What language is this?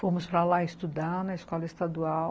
Portuguese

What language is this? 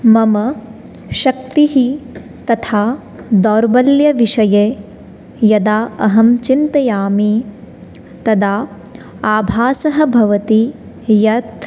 Sanskrit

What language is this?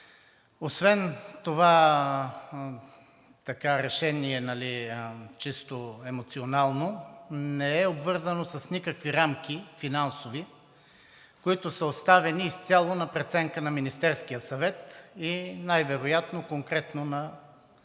Bulgarian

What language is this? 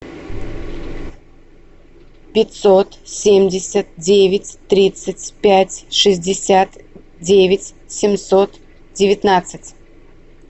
Russian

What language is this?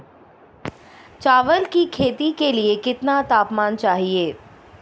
Hindi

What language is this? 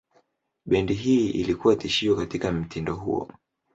Swahili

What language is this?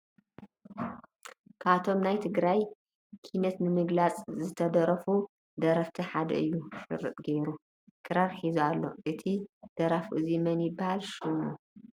Tigrinya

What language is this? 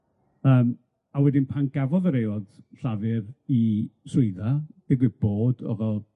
Welsh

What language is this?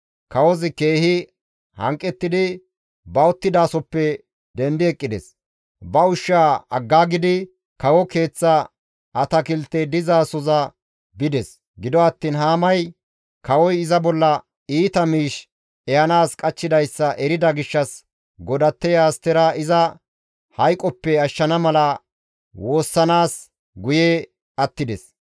Gamo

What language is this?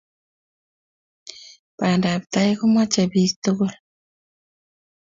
Kalenjin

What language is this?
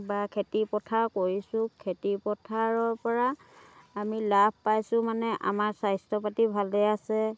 Assamese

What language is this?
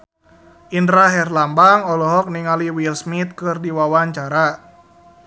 Sundanese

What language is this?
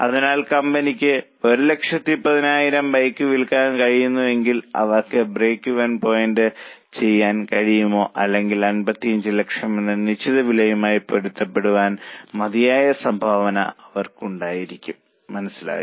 Malayalam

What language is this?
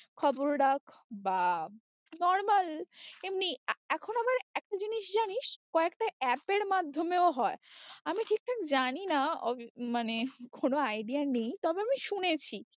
Bangla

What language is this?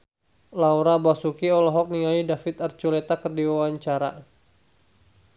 Sundanese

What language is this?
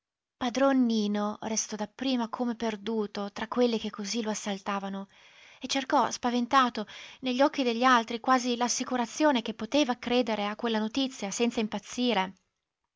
Italian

